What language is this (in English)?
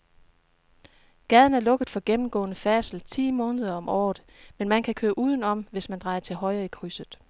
Danish